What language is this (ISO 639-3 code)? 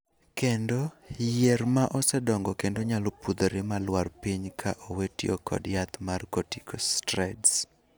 luo